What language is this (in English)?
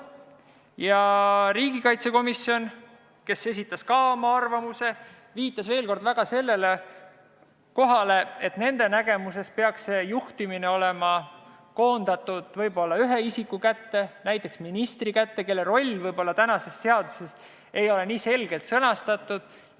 Estonian